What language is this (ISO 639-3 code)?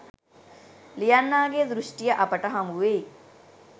sin